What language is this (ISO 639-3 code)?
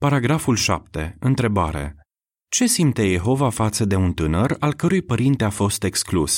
ron